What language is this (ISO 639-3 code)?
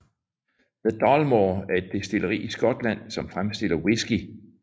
dan